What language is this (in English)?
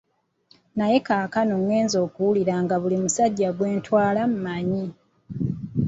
Ganda